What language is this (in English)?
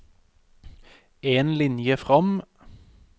Norwegian